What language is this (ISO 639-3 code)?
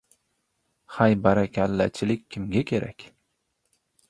uzb